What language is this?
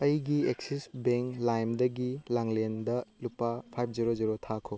Manipuri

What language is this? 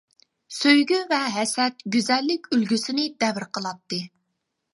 Uyghur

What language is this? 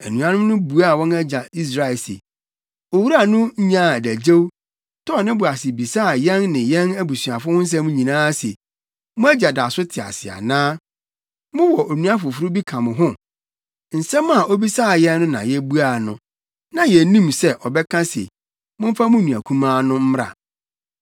Akan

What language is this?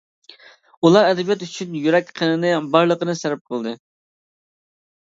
Uyghur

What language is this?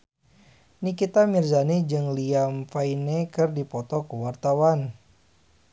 Sundanese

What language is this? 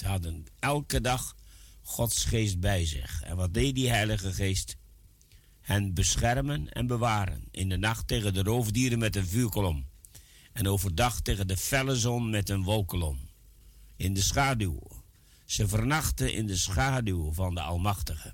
Dutch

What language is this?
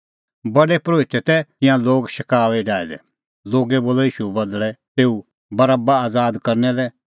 Kullu Pahari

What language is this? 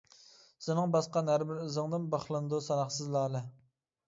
Uyghur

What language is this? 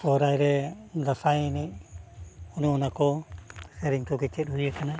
Santali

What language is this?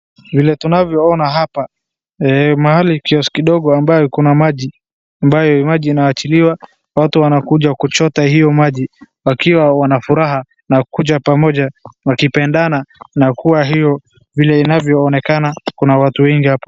Swahili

